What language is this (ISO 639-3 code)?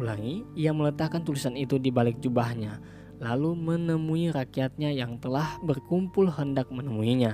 ind